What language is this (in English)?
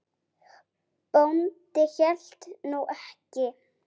Icelandic